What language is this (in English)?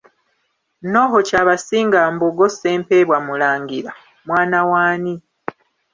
Ganda